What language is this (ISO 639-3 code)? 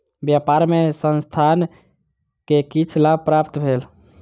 mai